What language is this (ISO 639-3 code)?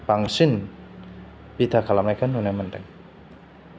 brx